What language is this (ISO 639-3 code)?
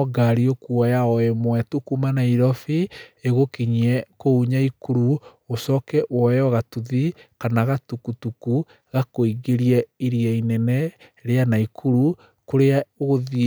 kik